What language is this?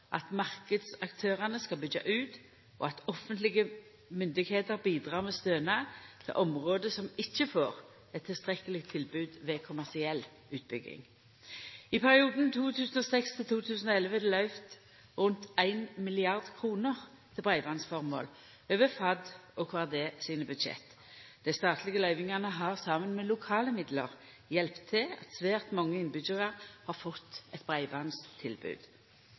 Norwegian Nynorsk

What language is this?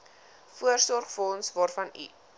Afrikaans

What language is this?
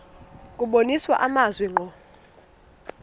Xhosa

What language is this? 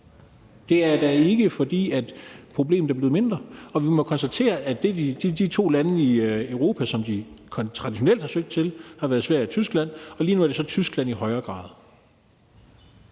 Danish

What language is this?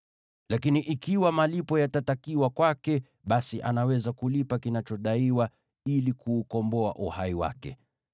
Swahili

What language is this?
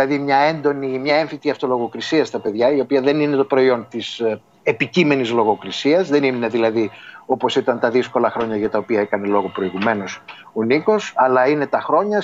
Greek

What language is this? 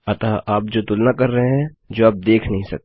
Hindi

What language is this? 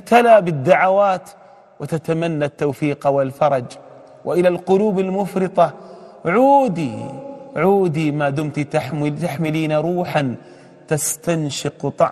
Arabic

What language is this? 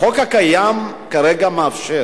Hebrew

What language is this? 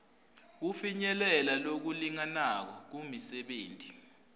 Swati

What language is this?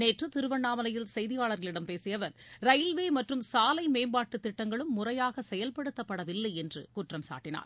Tamil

